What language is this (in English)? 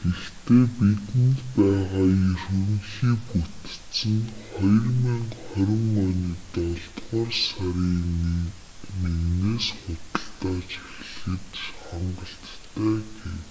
Mongolian